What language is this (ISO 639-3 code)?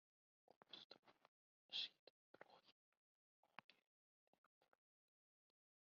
fry